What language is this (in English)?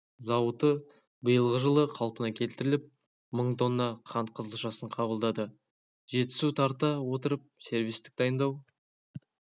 Kazakh